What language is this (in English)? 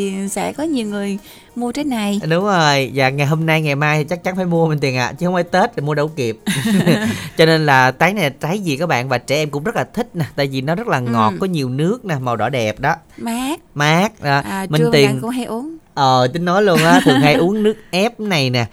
Vietnamese